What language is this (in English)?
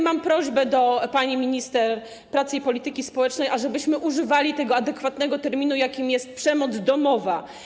Polish